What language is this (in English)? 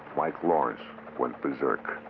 English